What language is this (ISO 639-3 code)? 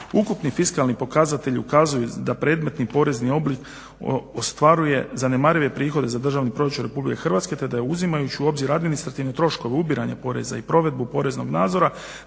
hrv